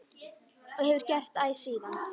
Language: Icelandic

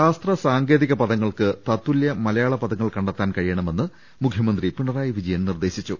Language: Malayalam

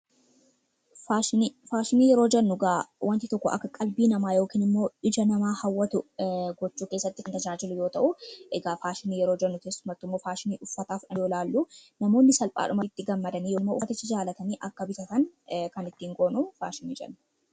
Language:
Oromo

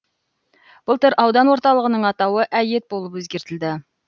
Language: Kazakh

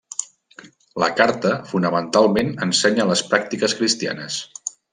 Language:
Catalan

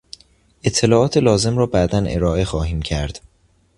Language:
Persian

